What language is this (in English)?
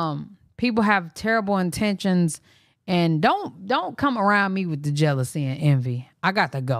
English